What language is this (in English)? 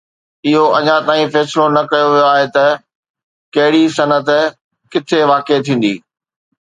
Sindhi